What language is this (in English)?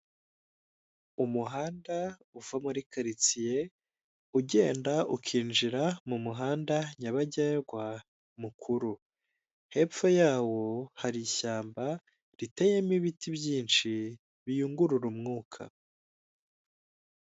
Kinyarwanda